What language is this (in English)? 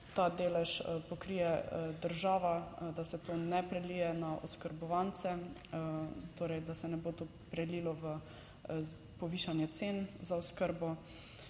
Slovenian